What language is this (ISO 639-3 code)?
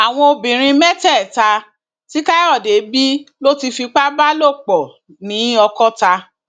yor